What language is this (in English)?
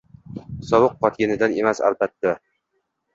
Uzbek